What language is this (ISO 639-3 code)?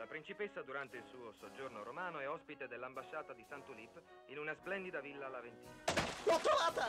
ita